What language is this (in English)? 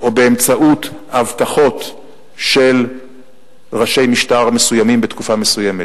Hebrew